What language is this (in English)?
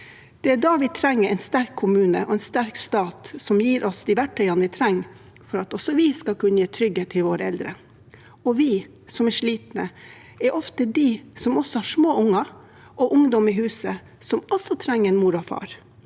Norwegian